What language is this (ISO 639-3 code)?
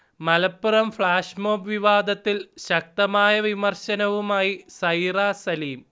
mal